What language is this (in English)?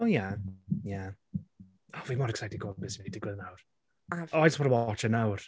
Welsh